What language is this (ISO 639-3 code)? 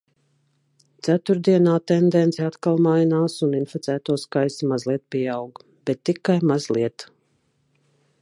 lav